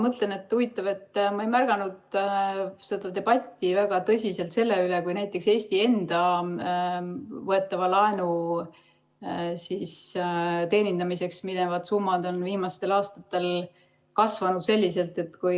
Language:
Estonian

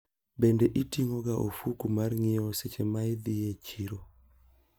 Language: Luo (Kenya and Tanzania)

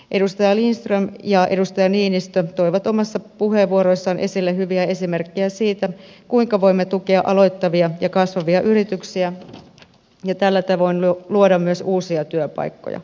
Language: Finnish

